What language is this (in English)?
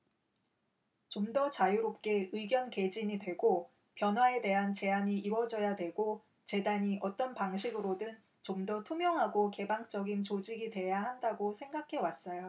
Korean